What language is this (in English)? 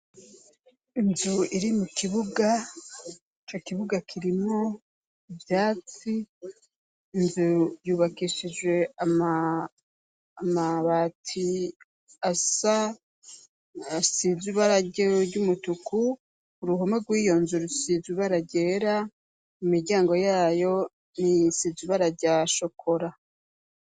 Rundi